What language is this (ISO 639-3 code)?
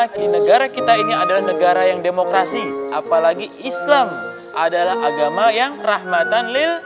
ind